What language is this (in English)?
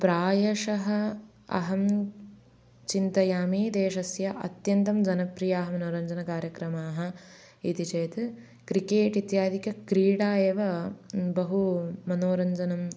Sanskrit